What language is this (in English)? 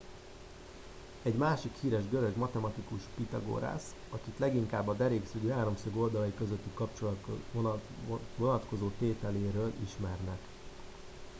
Hungarian